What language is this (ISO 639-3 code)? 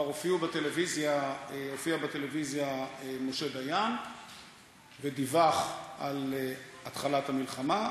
heb